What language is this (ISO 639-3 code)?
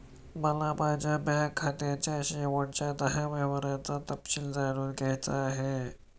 mar